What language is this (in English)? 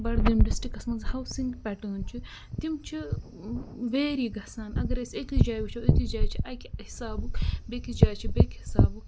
Kashmiri